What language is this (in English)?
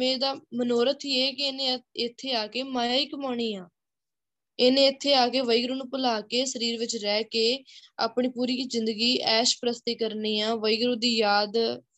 Punjabi